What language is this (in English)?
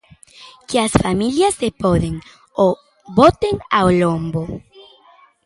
Galician